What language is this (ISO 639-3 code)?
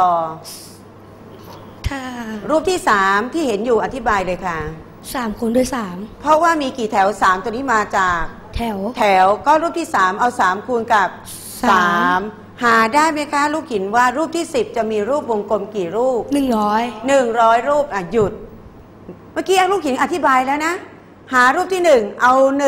tha